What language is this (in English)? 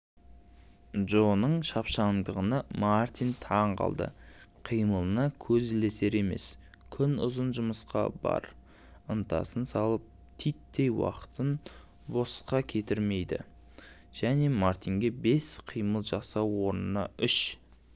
Kazakh